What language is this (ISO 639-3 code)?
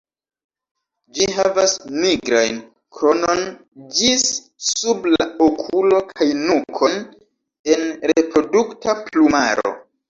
epo